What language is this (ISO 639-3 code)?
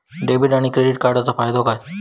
mar